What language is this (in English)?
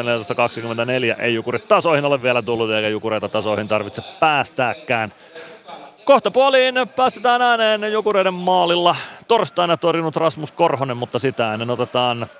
Finnish